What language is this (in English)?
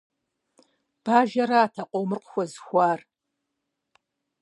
Kabardian